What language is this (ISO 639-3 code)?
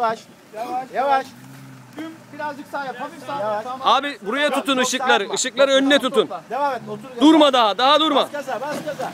tur